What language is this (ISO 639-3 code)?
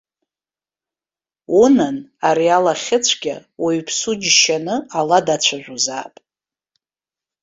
abk